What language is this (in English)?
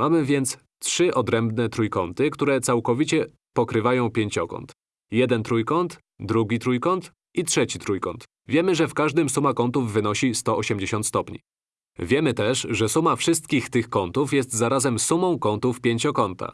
Polish